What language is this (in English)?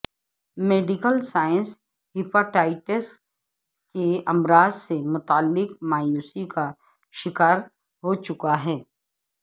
Urdu